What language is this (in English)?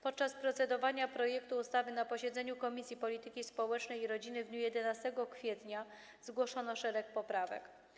Polish